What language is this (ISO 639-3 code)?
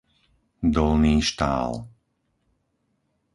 slk